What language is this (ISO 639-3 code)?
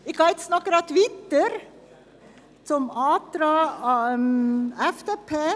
gsw